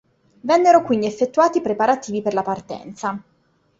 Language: Italian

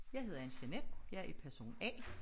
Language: Danish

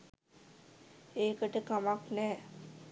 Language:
Sinhala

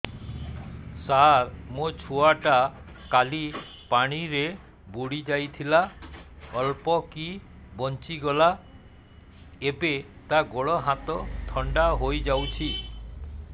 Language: Odia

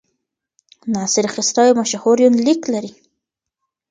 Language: Pashto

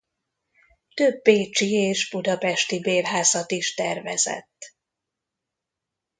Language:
Hungarian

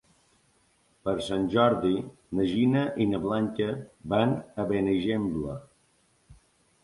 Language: Catalan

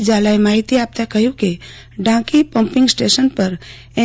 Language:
Gujarati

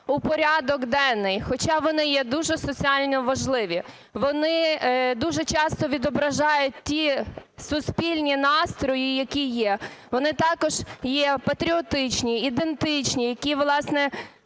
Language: Ukrainian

